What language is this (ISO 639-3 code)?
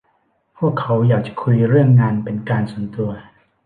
tha